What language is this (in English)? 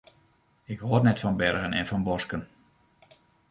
Western Frisian